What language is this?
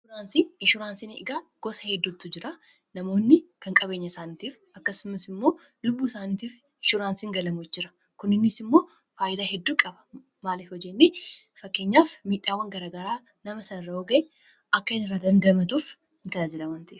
Oromo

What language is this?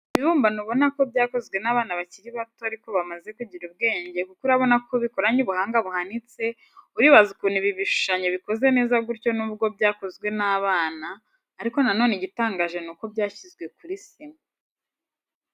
Kinyarwanda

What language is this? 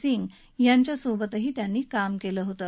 Marathi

